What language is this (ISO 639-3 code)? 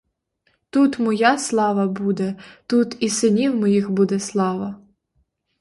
ukr